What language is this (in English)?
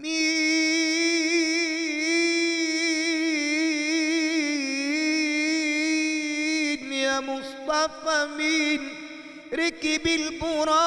Arabic